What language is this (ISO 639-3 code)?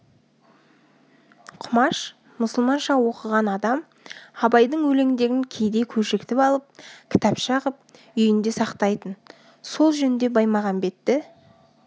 kaz